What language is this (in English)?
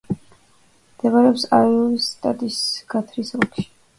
Georgian